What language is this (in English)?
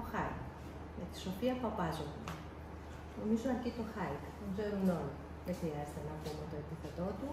Greek